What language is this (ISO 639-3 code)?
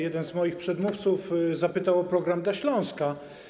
pol